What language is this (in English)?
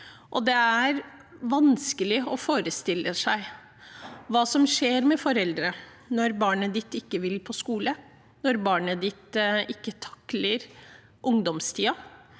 Norwegian